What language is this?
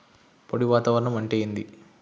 Telugu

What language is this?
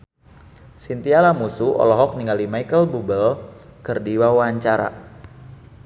Sundanese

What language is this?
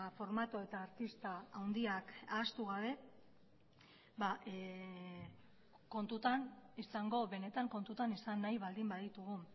Basque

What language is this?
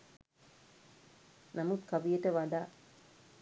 Sinhala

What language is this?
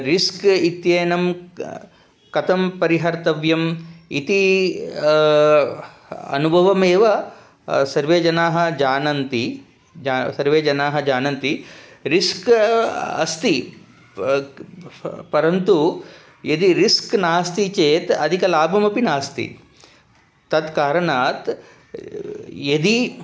Sanskrit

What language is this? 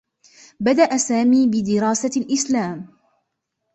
Arabic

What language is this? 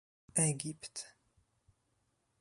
Polish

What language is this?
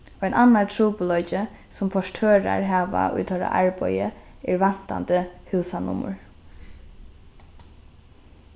Faroese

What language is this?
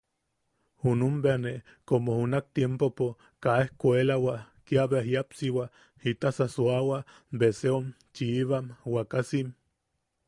Yaqui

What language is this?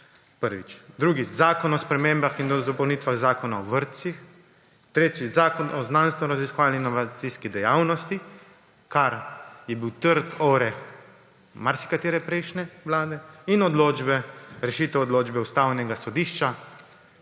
Slovenian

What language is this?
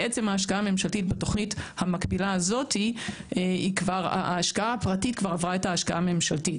Hebrew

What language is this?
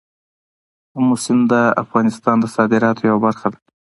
Pashto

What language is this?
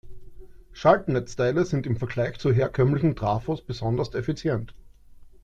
German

